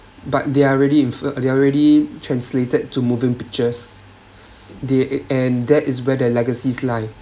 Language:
English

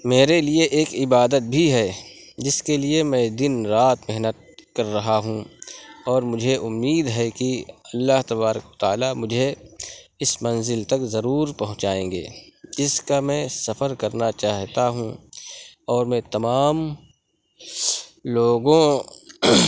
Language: Urdu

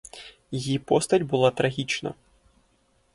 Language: Ukrainian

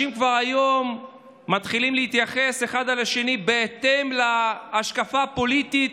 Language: Hebrew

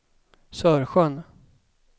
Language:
Swedish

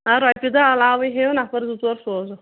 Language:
Kashmiri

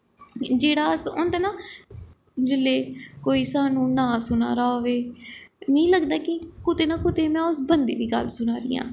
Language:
Dogri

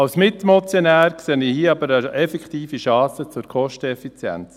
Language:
Swiss German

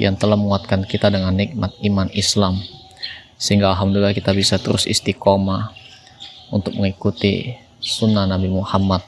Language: Indonesian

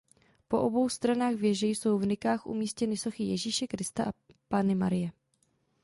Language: Czech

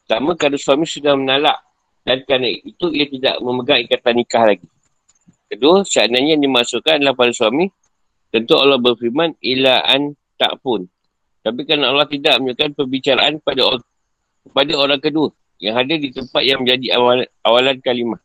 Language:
Malay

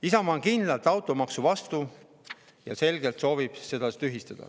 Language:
Estonian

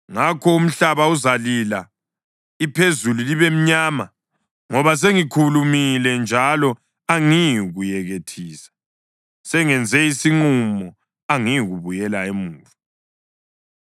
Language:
North Ndebele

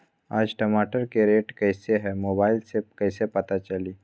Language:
Magahi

